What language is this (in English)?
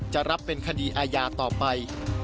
Thai